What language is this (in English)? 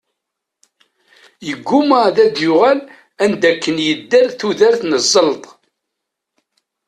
Kabyle